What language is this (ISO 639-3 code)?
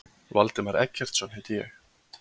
isl